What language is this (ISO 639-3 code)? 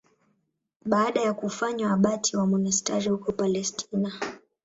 swa